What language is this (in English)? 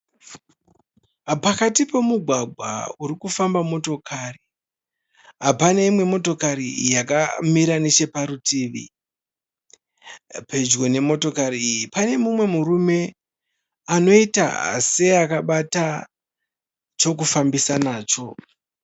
Shona